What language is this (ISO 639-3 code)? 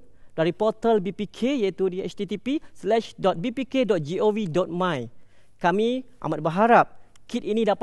msa